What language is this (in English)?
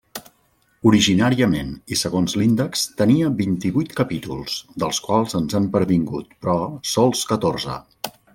Catalan